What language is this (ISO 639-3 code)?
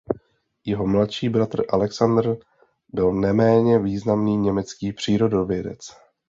ces